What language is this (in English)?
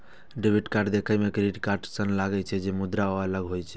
Maithili